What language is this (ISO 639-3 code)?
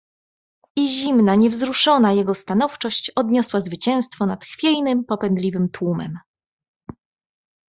pol